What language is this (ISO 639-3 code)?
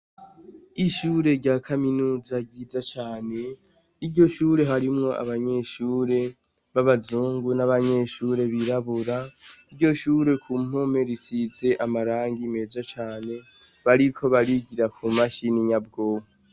run